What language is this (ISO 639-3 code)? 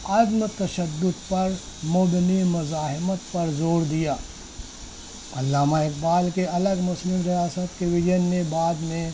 urd